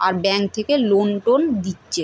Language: Bangla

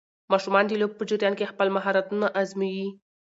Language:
Pashto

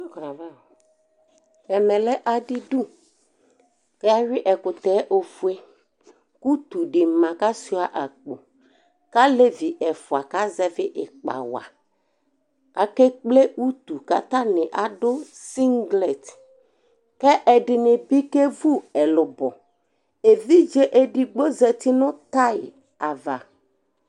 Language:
Ikposo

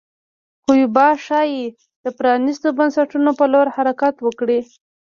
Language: Pashto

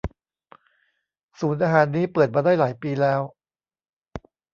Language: Thai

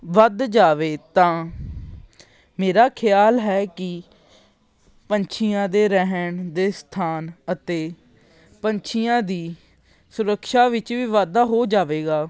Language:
Punjabi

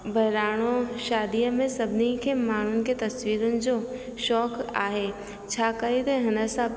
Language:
Sindhi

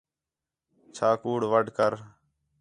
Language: Khetrani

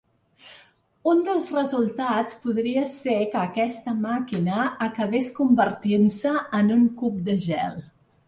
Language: Catalan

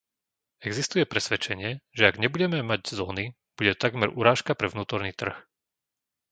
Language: Slovak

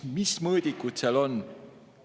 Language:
Estonian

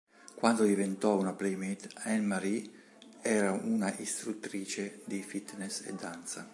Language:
Italian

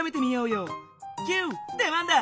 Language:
Japanese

